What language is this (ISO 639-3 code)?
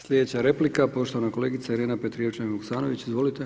hrv